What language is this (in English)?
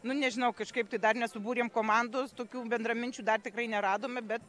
Lithuanian